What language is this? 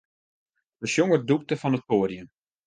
Western Frisian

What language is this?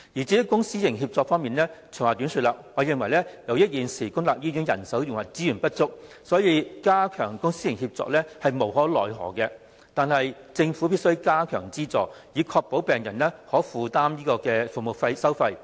Cantonese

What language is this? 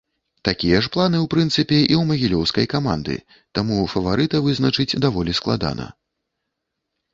Belarusian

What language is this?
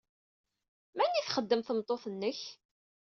Kabyle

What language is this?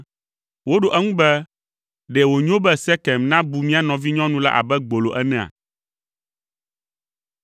Ewe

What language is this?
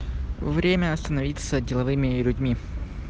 Russian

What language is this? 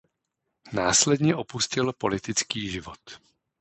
Czech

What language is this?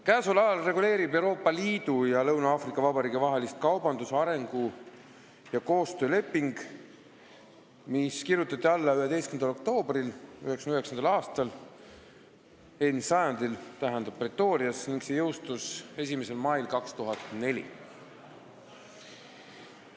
Estonian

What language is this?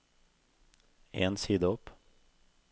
Norwegian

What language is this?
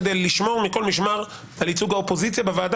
Hebrew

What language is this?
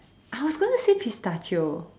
English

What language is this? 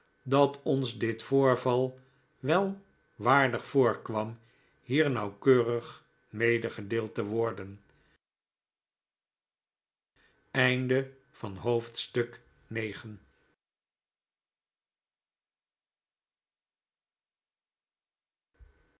Dutch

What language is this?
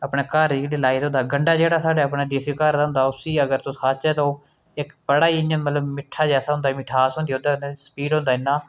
Dogri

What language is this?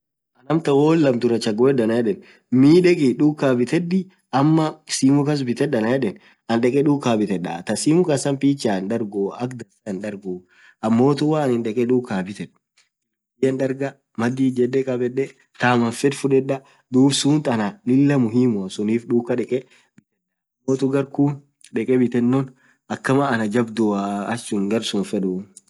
Orma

